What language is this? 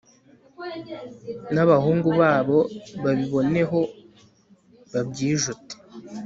Kinyarwanda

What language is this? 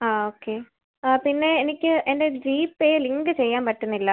Malayalam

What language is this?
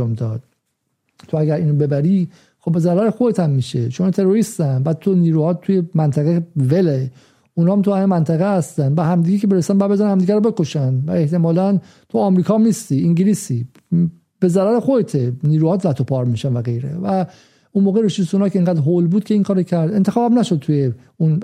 Persian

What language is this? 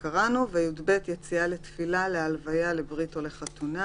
Hebrew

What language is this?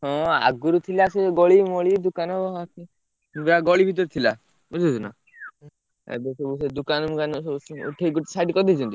Odia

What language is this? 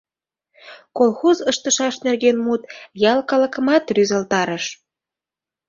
Mari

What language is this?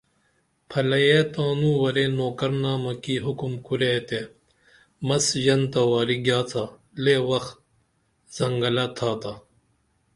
Dameli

